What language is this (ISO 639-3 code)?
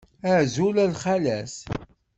kab